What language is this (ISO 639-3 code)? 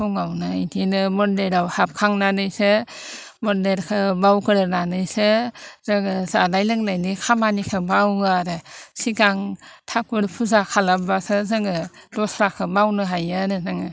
brx